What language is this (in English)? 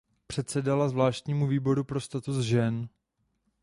Czech